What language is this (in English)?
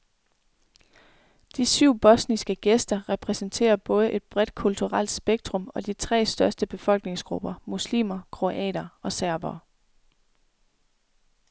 Danish